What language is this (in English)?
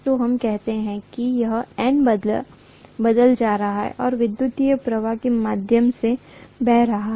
Hindi